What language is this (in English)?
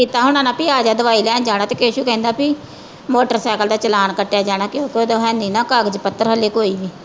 Punjabi